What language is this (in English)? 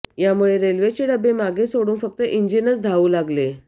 Marathi